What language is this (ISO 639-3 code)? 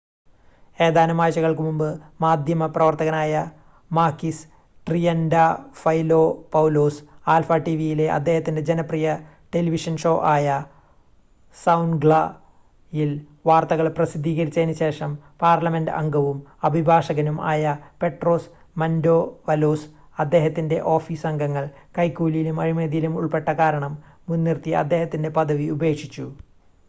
mal